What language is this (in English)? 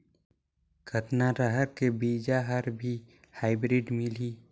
Chhattisgarhi